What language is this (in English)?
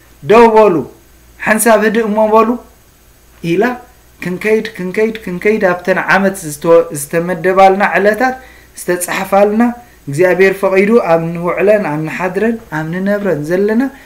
Arabic